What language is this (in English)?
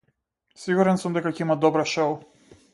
Macedonian